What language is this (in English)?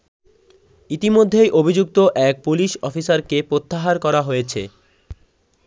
Bangla